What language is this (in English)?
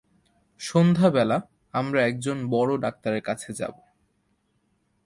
Bangla